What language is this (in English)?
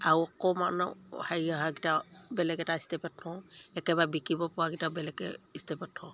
Assamese